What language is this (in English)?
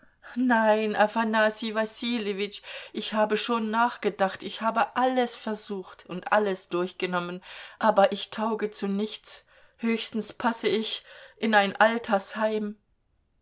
German